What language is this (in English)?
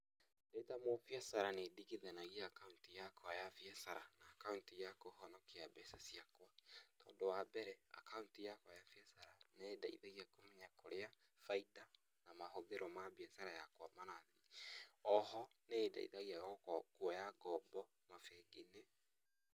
Kikuyu